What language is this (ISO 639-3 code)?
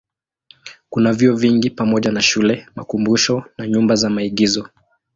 swa